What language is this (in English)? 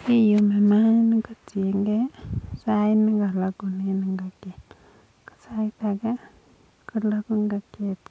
Kalenjin